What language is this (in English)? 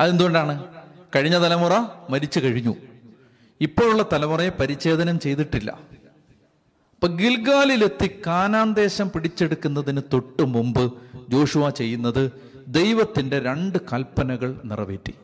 Malayalam